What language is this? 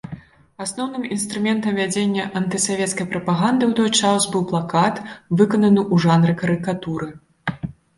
Belarusian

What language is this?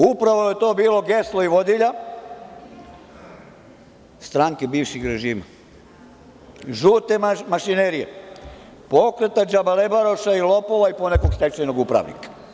Serbian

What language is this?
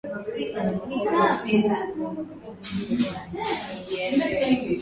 Swahili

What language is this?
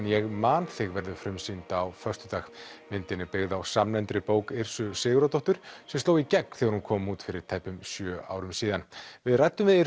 Icelandic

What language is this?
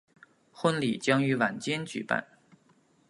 Chinese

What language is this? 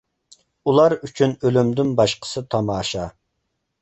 Uyghur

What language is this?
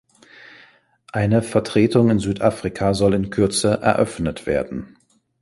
German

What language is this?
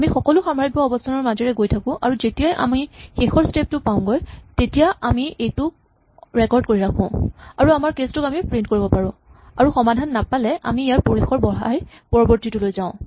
Assamese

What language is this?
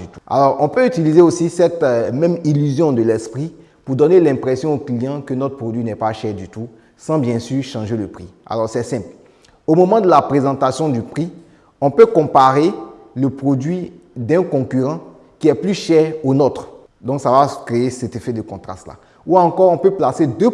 French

